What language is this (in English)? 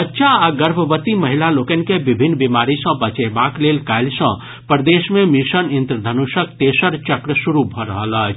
Maithili